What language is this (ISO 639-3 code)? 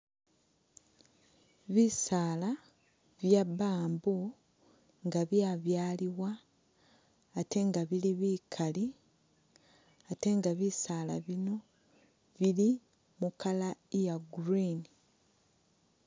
myx